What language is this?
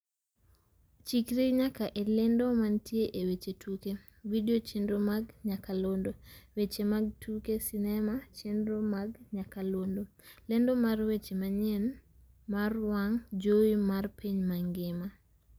Luo (Kenya and Tanzania)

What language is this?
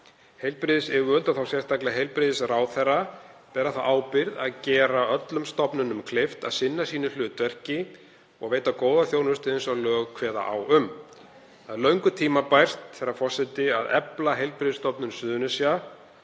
Icelandic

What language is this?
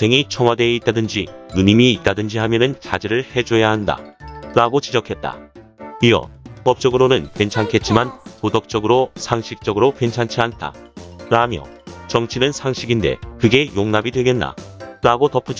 Korean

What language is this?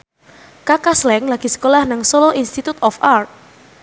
Javanese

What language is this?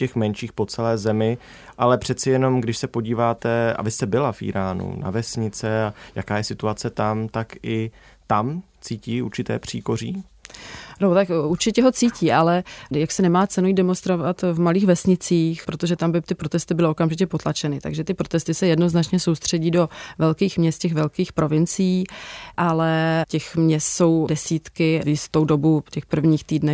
Czech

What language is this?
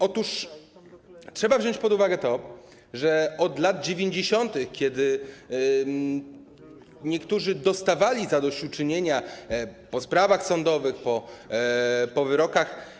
Polish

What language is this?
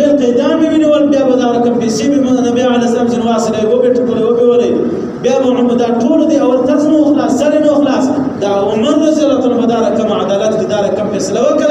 Arabic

